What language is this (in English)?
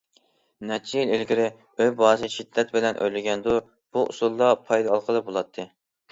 Uyghur